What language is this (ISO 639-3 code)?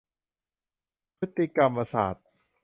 tha